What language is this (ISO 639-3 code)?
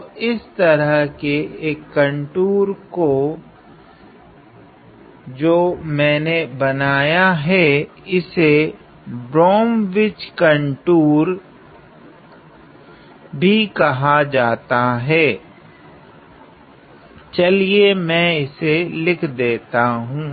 hin